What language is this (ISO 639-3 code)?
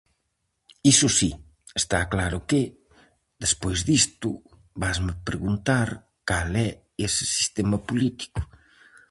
glg